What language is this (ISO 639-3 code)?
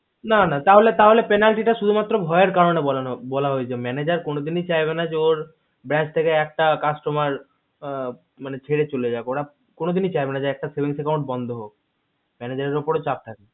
ben